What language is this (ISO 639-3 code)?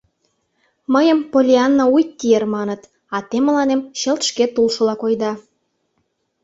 chm